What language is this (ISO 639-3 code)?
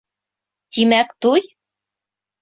bak